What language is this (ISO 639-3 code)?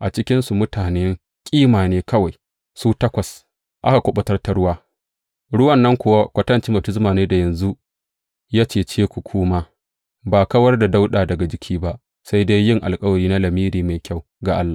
hau